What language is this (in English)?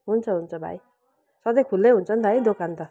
Nepali